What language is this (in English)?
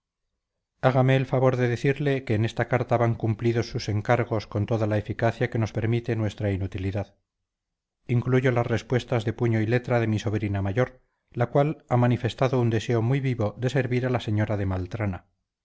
Spanish